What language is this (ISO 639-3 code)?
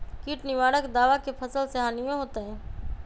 mag